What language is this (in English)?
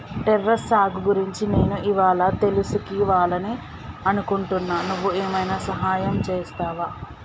Telugu